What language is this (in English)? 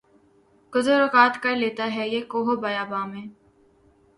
Urdu